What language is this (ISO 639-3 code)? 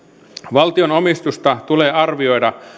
fin